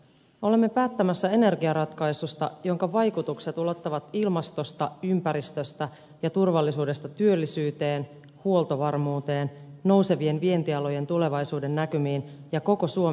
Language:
Finnish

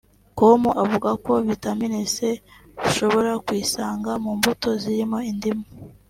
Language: Kinyarwanda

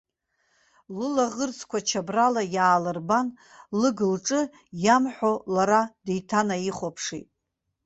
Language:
Abkhazian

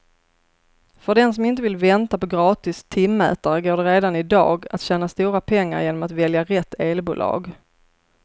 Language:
Swedish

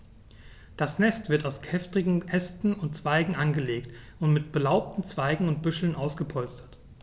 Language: German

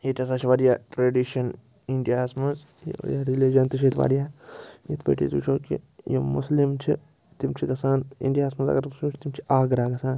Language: Kashmiri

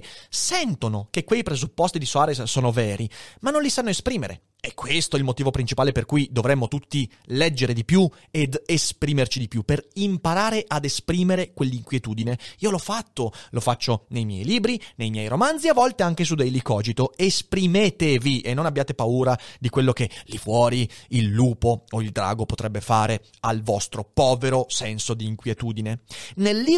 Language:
Italian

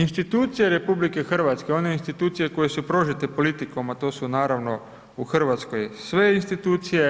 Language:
Croatian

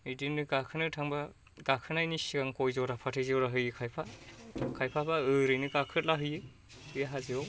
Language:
Bodo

